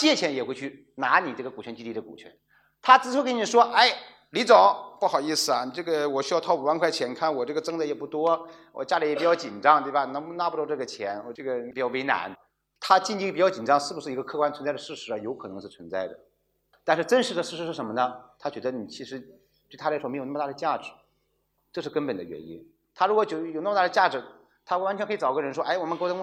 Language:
Chinese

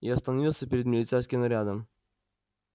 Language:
Russian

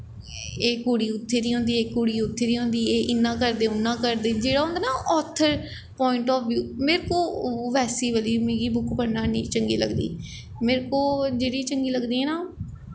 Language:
Dogri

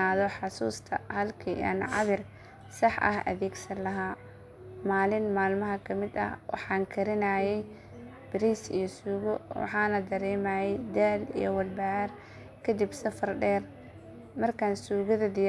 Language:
Somali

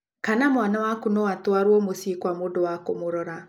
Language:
Kikuyu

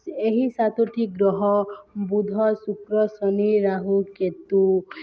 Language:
Odia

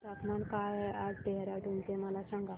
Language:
Marathi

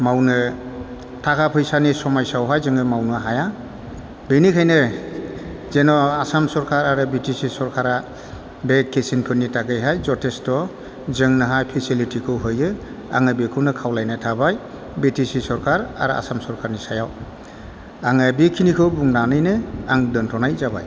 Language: Bodo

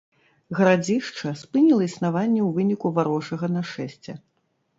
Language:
Belarusian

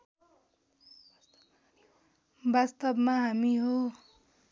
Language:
Nepali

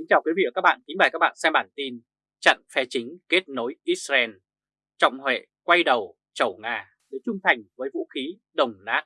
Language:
Vietnamese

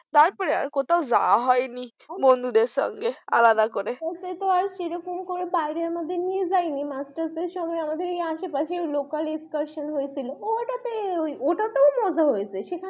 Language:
Bangla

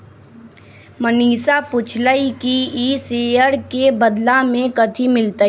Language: Magahi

